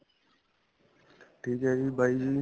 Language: Punjabi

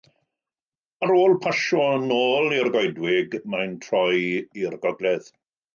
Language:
Welsh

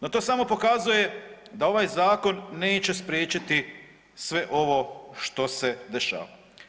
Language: Croatian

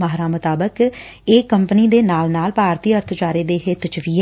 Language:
Punjabi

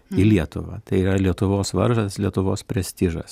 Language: Lithuanian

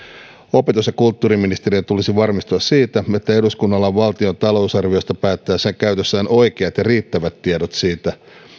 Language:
Finnish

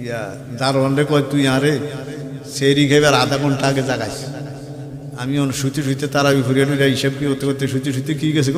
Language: Bangla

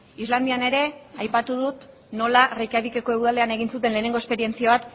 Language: Basque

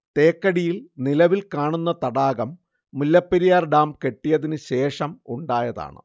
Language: Malayalam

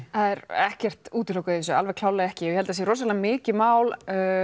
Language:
Icelandic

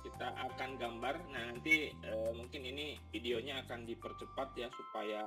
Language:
Indonesian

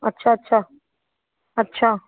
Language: Sindhi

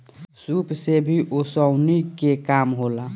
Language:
Bhojpuri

